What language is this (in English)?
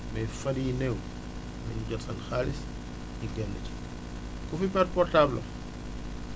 Wolof